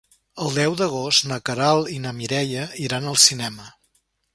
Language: Catalan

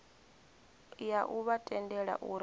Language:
Venda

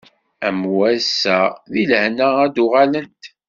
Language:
Kabyle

